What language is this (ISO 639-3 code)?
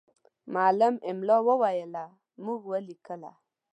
pus